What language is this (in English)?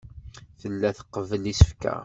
Kabyle